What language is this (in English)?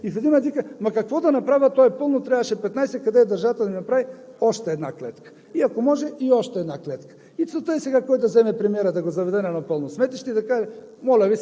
Bulgarian